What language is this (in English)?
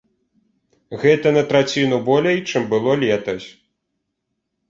Belarusian